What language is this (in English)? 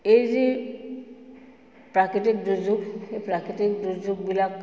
Assamese